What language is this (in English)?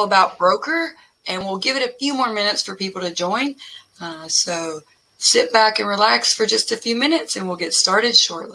English